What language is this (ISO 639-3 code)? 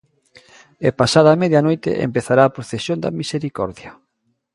glg